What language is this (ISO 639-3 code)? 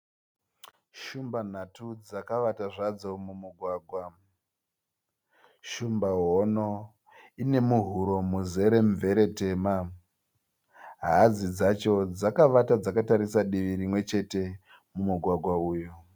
sna